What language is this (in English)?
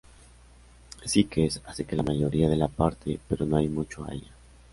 Spanish